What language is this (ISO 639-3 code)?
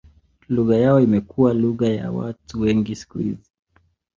swa